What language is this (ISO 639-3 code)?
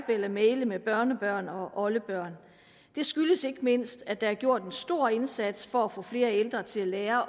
dan